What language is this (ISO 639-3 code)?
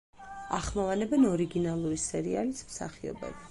kat